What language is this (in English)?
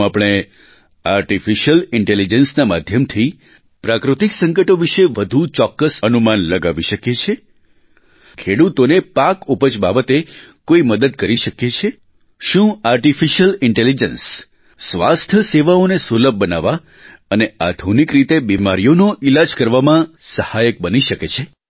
Gujarati